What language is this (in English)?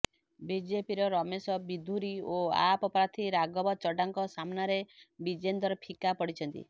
Odia